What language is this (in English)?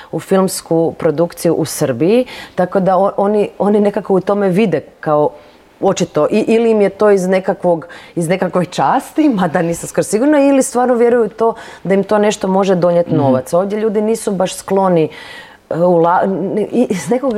Croatian